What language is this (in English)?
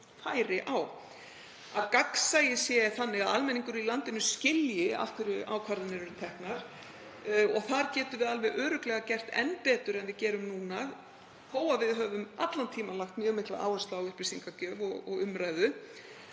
Icelandic